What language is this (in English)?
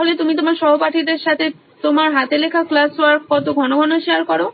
Bangla